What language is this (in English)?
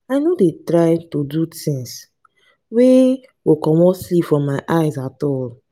Nigerian Pidgin